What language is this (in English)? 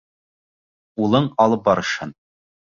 Bashkir